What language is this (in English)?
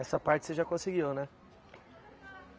Portuguese